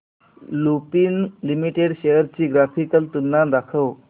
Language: Marathi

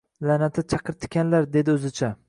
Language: Uzbek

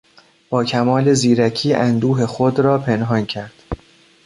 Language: Persian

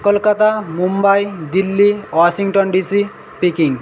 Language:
Bangla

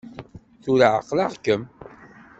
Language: Kabyle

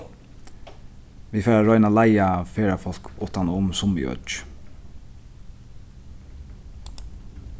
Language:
Faroese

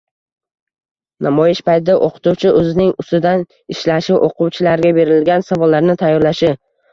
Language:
Uzbek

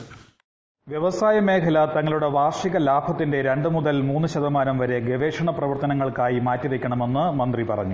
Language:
Malayalam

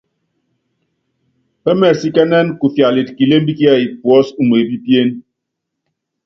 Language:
Yangben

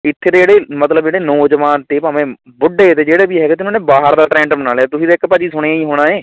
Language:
Punjabi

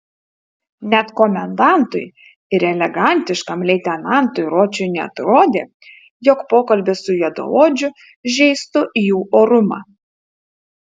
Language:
Lithuanian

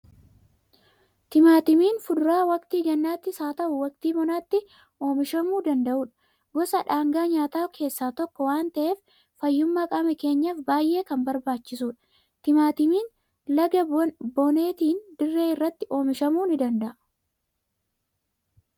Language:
Oromo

